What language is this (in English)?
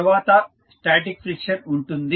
Telugu